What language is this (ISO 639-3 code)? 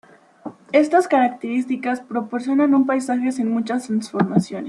spa